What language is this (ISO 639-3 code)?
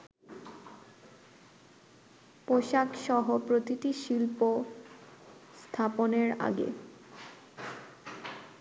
ben